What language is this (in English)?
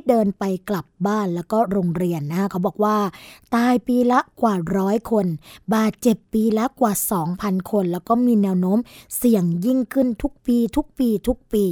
Thai